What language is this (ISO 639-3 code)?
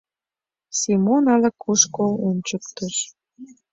chm